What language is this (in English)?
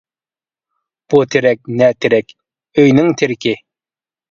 Uyghur